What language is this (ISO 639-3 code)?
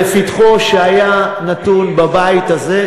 heb